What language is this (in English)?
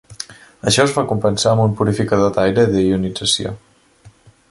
Catalan